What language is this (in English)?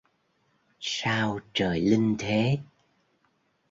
Vietnamese